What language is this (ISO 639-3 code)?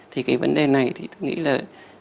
vie